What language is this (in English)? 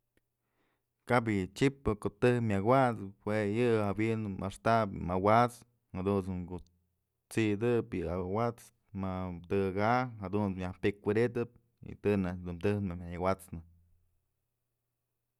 Mazatlán Mixe